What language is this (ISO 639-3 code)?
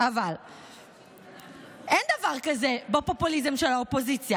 heb